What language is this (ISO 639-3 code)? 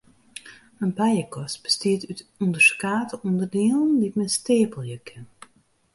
fry